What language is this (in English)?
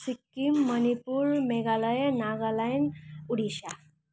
Nepali